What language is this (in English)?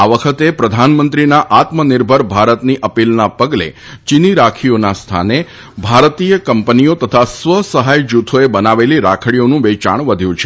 Gujarati